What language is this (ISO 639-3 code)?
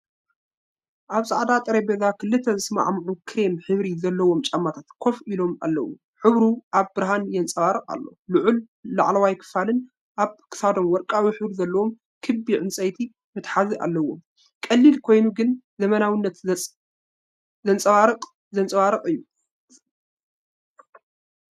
tir